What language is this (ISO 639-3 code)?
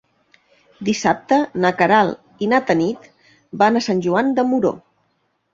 cat